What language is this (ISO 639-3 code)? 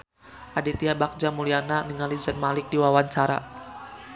sun